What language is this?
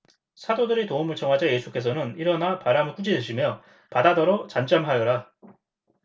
Korean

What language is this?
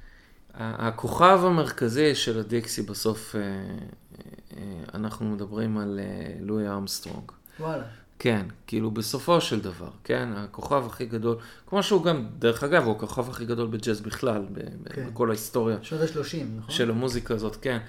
Hebrew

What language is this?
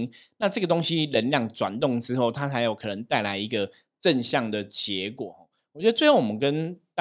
Chinese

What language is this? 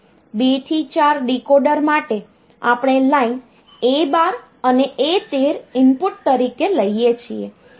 Gujarati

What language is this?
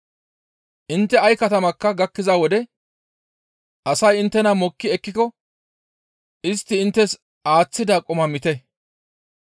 Gamo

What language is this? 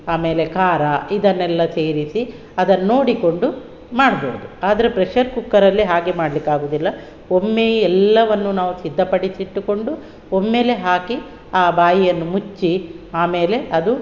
Kannada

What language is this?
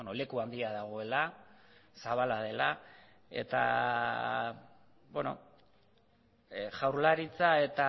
Basque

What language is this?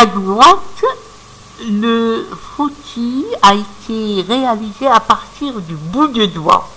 French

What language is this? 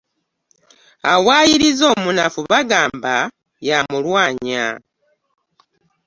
Ganda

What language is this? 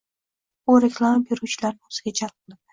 Uzbek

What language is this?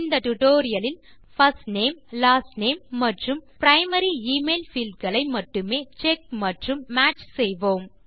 Tamil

